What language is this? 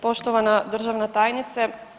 Croatian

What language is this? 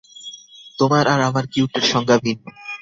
Bangla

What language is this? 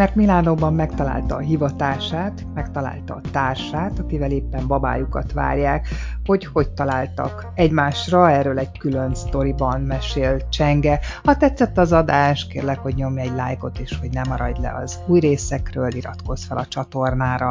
Hungarian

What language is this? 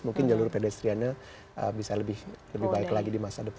Indonesian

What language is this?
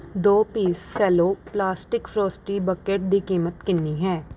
Punjabi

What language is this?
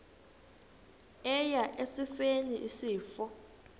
Xhosa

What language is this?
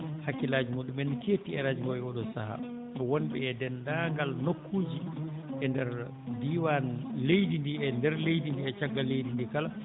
Fula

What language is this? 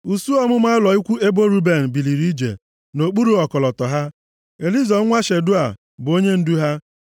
Igbo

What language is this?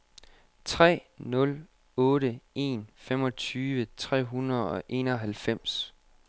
Danish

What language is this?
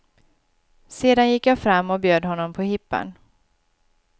Swedish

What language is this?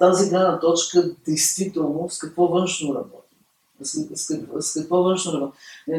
Bulgarian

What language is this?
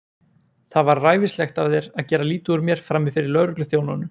Icelandic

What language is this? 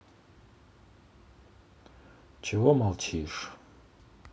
Russian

